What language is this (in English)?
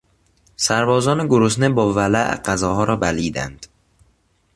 Persian